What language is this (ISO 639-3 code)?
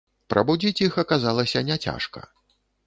bel